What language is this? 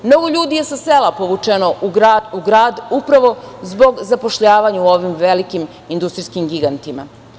Serbian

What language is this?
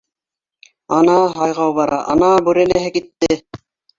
Bashkir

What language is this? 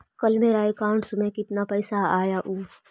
Magahi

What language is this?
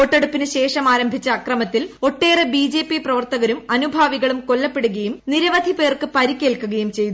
Malayalam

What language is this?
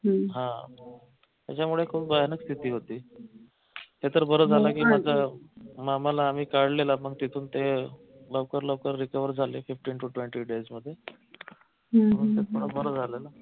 Marathi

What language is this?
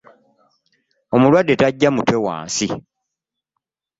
Ganda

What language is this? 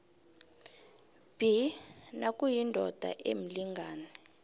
South Ndebele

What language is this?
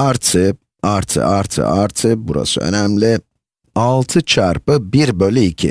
Turkish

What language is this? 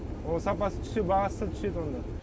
Kazakh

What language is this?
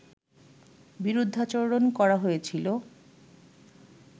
Bangla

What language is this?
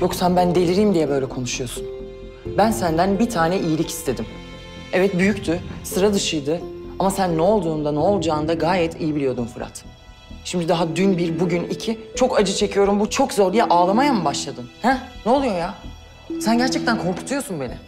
Turkish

